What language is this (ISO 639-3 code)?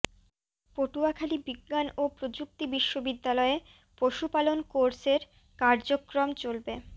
ben